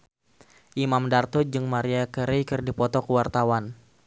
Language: Sundanese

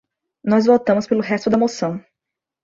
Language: Portuguese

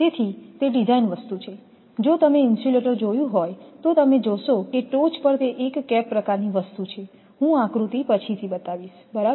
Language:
Gujarati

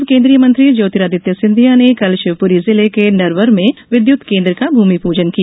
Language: Hindi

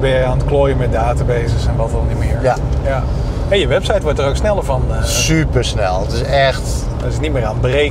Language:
Dutch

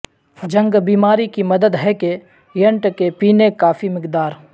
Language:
Urdu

